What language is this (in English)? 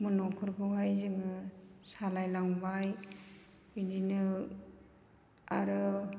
Bodo